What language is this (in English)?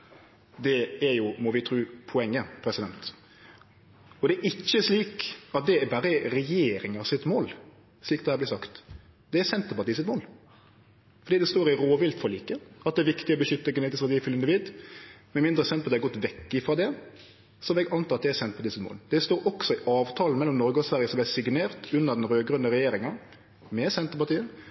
Norwegian Nynorsk